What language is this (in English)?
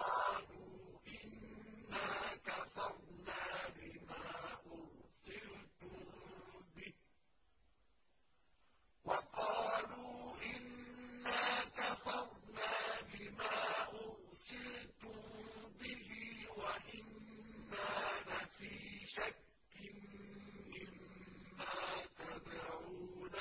Arabic